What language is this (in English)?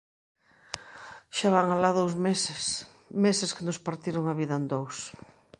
Galician